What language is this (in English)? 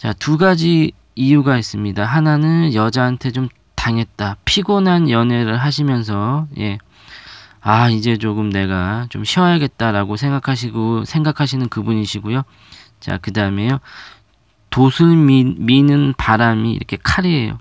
Korean